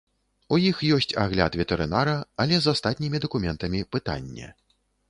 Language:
Belarusian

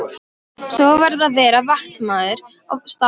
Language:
Icelandic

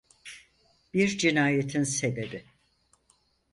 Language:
Turkish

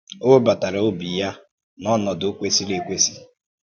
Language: Igbo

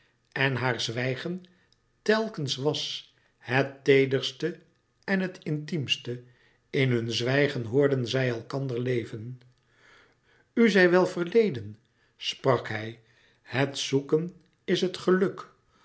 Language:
Dutch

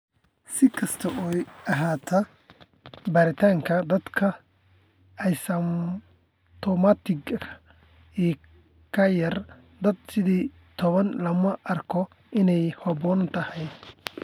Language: Somali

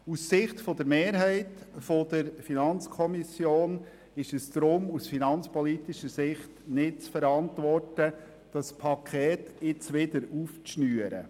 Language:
Swiss German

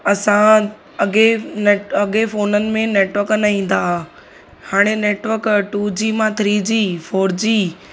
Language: Sindhi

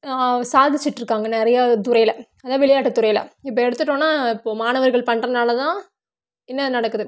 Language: Tamil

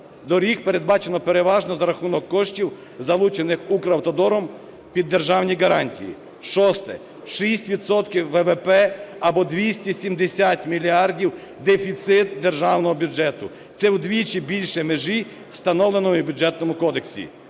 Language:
Ukrainian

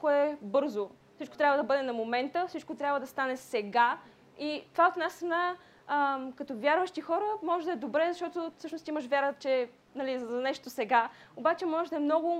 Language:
Bulgarian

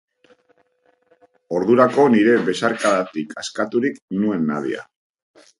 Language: Basque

